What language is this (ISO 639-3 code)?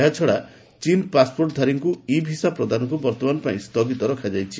ori